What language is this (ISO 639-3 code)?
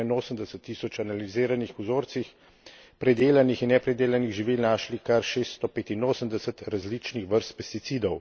slv